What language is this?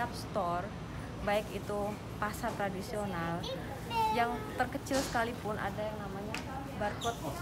Indonesian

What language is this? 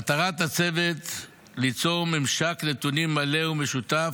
Hebrew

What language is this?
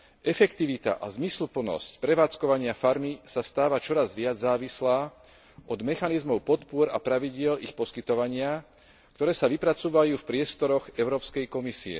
Slovak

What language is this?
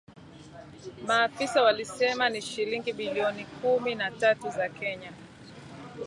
Swahili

